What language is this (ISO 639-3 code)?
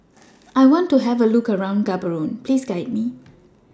eng